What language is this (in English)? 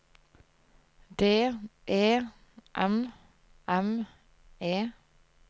Norwegian